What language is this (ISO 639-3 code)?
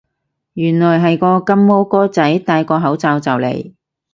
yue